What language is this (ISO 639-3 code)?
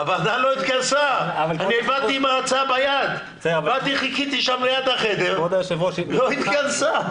heb